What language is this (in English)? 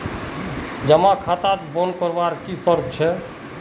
Magahi